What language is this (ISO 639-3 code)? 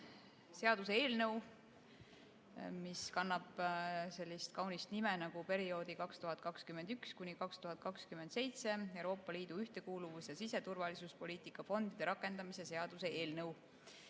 est